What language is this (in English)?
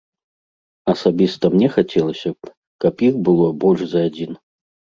Belarusian